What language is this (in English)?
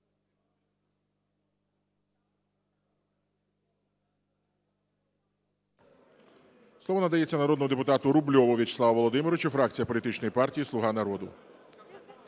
Ukrainian